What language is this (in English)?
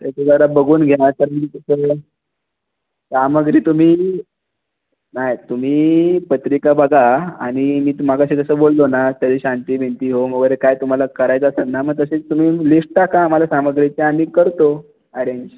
Marathi